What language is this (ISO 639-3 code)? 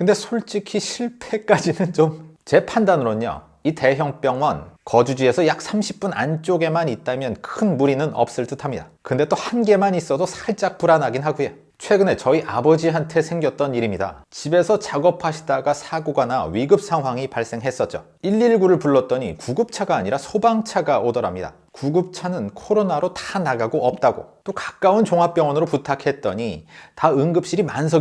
kor